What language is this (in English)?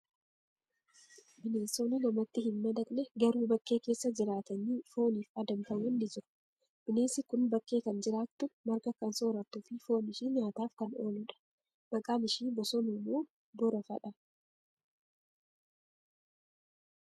Oromo